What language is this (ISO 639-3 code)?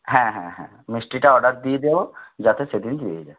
ben